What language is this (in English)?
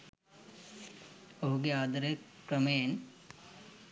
Sinhala